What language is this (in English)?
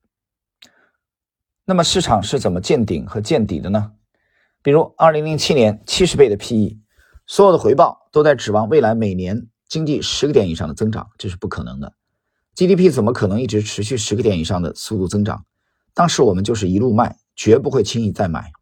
Chinese